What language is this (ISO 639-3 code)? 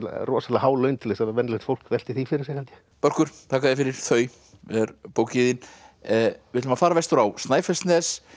isl